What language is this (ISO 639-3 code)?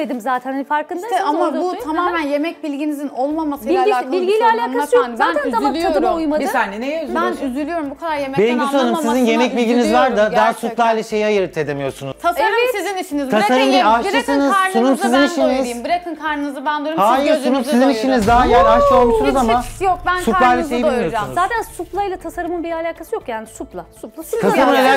tur